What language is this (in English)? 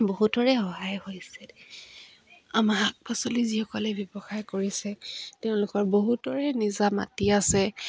Assamese